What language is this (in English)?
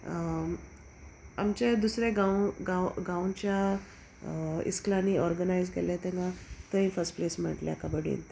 Konkani